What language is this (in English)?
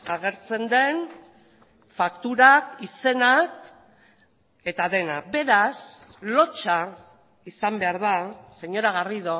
Basque